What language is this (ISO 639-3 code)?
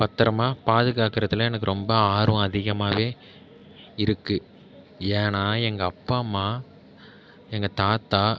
tam